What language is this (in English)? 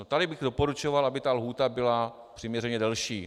Czech